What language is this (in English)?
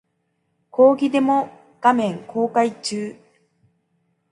Japanese